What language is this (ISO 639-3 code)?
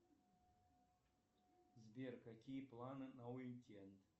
rus